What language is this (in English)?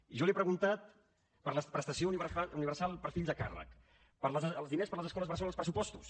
Catalan